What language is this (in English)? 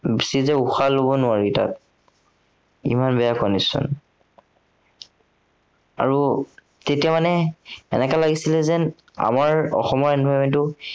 Assamese